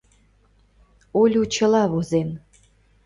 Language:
Mari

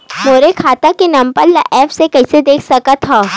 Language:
Chhattisgarhi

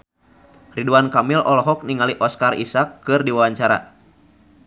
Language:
Sundanese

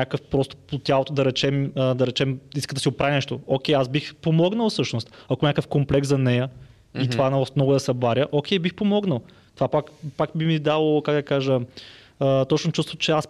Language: Bulgarian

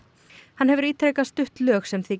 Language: Icelandic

